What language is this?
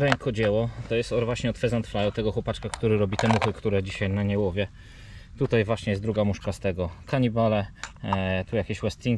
Polish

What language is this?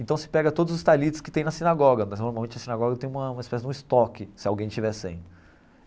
Portuguese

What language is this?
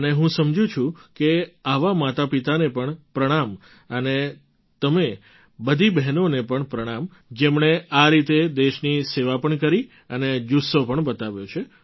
Gujarati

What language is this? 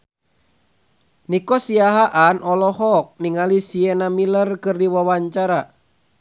Sundanese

